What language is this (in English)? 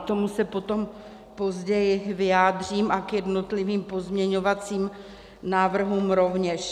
Czech